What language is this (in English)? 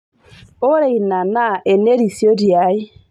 Masai